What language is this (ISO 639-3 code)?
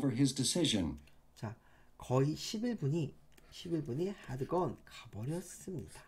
kor